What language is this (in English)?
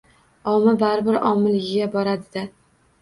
Uzbek